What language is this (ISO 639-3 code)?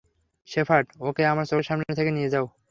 ben